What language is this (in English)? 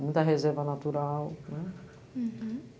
Portuguese